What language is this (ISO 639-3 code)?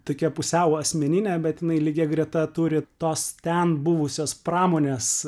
lit